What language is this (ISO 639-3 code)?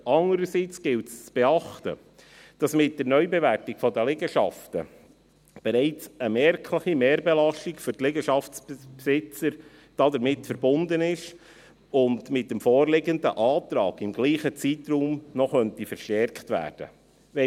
gsw